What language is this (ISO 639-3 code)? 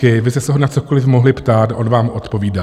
ces